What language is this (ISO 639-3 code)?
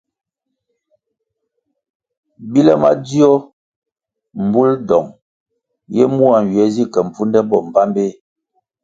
nmg